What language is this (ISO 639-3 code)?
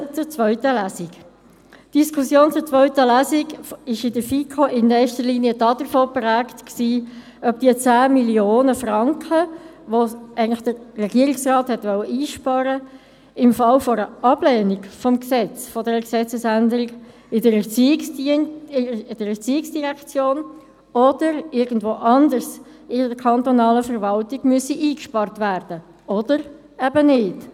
gsw